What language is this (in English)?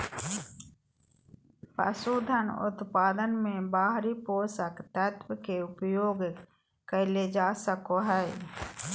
Magahi